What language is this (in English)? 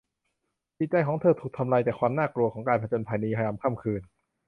Thai